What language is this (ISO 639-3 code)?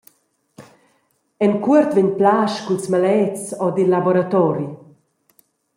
roh